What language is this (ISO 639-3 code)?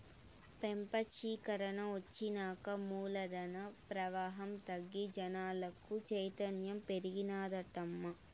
tel